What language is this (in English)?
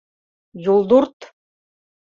Mari